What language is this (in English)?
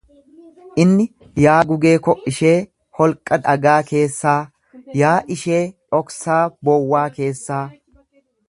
Oromo